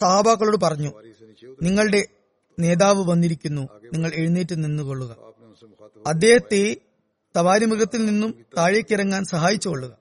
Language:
Malayalam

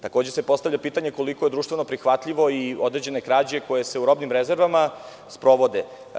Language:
Serbian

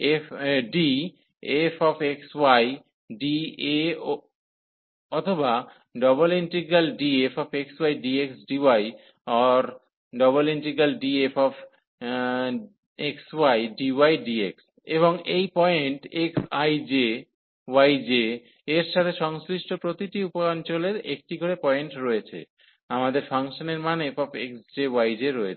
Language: Bangla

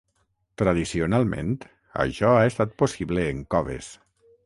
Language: Catalan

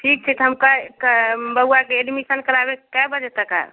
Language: Maithili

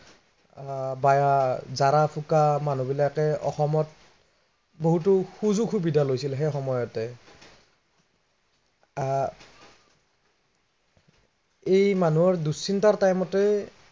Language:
Assamese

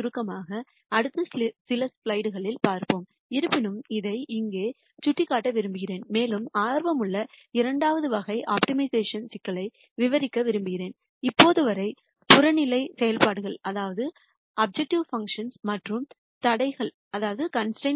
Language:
Tamil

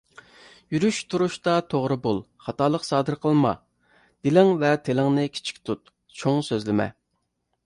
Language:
Uyghur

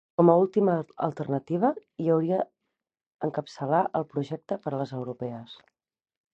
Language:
Catalan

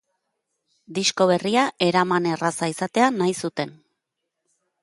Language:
Basque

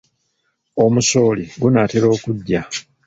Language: Ganda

